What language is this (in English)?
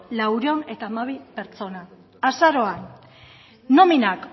Basque